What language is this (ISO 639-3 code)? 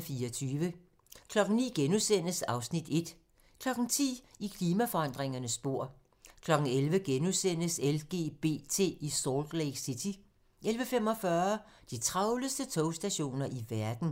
dan